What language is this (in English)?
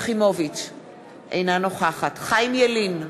Hebrew